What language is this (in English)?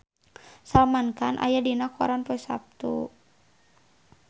Sundanese